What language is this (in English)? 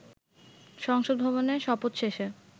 Bangla